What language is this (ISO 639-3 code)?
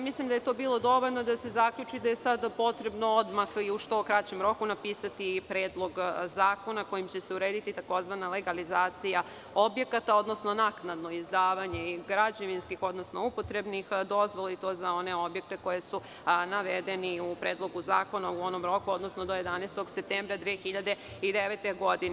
srp